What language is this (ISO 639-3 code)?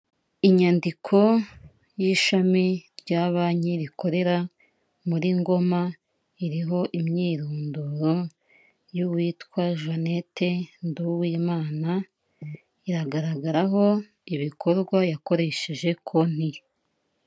kin